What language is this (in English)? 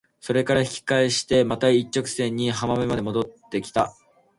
Japanese